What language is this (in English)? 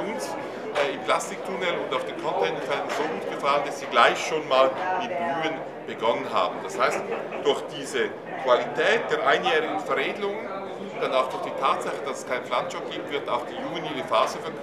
German